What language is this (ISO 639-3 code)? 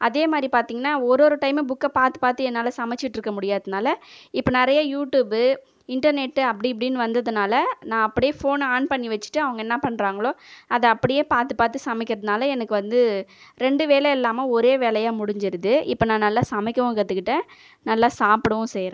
tam